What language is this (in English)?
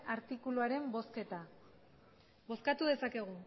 Basque